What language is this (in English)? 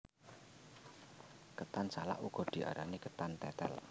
Javanese